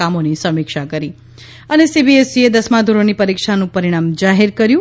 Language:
Gujarati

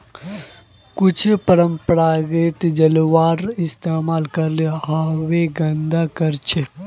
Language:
Magahi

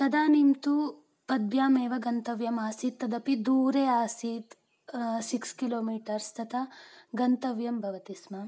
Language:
Sanskrit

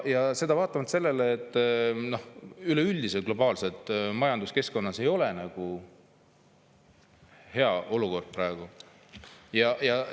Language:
Estonian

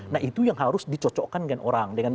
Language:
Indonesian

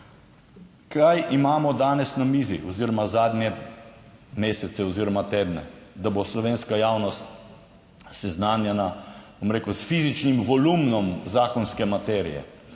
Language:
Slovenian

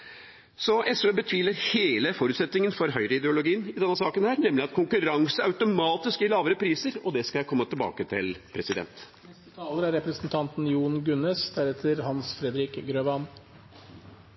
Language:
Norwegian Bokmål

